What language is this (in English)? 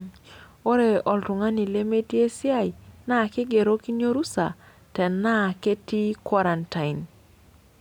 Masai